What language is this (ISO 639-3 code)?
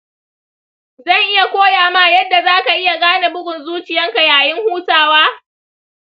hau